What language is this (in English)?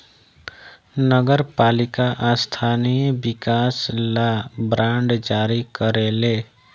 Bhojpuri